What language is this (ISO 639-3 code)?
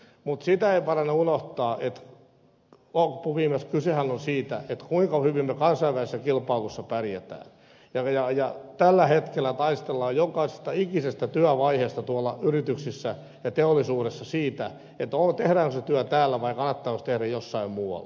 fin